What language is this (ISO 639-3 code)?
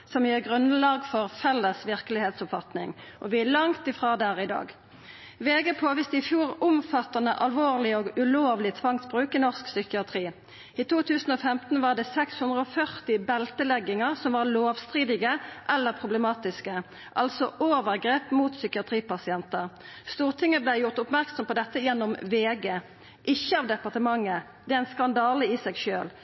nno